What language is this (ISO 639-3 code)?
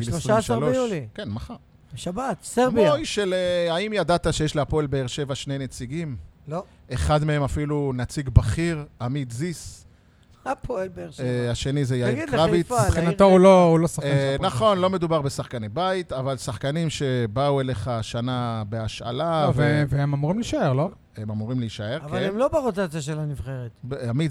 heb